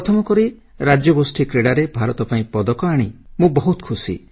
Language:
Odia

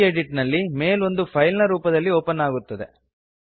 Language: Kannada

